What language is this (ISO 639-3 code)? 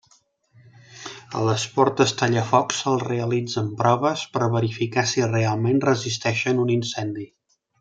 cat